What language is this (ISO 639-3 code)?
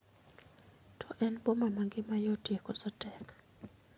luo